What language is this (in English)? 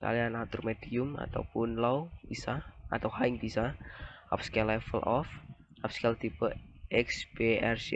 Indonesian